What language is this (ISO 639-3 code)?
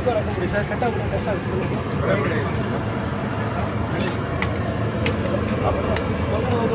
ara